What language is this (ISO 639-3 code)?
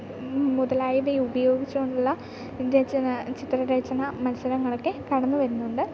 mal